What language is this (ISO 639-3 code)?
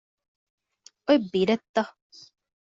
div